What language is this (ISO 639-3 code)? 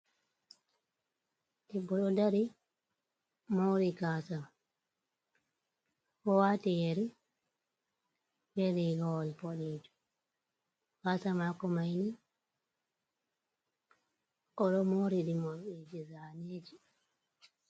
ful